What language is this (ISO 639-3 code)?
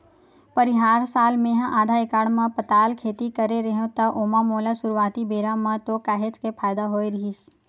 hne